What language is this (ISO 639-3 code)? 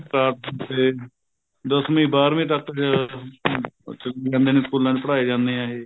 pan